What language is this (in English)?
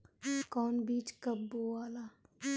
Bhojpuri